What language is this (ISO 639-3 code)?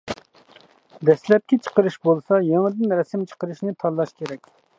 uig